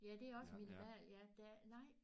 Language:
Danish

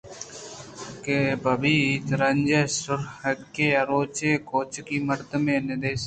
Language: Eastern Balochi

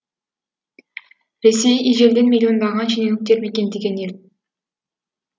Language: Kazakh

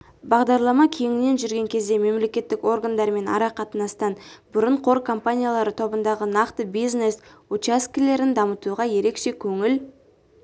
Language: Kazakh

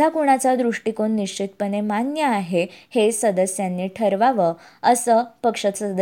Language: Marathi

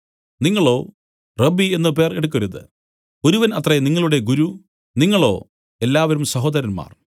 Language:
Malayalam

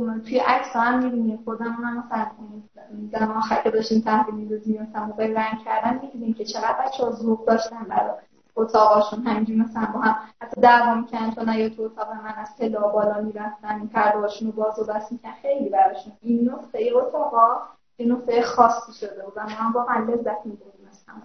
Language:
Persian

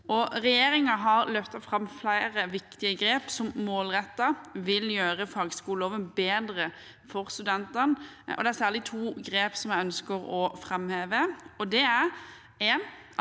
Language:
Norwegian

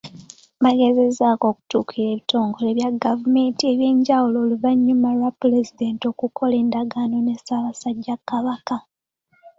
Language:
Ganda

